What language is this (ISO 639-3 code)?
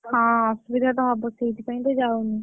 ori